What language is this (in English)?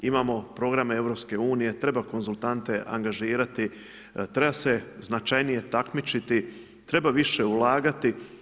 Croatian